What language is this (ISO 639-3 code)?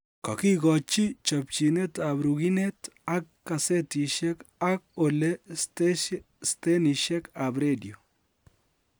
kln